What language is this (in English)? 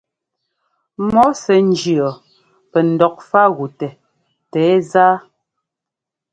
Ngomba